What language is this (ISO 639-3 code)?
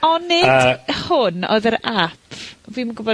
cym